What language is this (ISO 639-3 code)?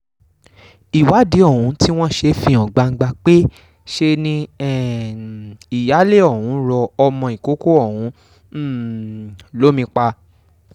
yor